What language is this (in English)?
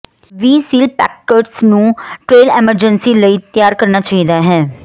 Punjabi